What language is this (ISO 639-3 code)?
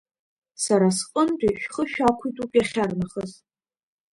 abk